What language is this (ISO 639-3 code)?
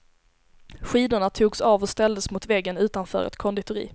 swe